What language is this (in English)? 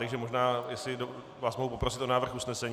Czech